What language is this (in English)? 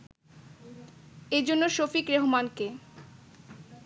Bangla